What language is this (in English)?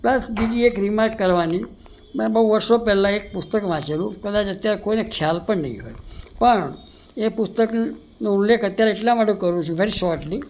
Gujarati